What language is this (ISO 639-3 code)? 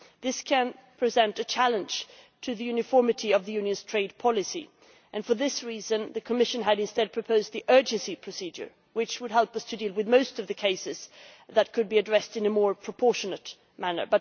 eng